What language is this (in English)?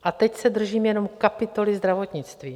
Czech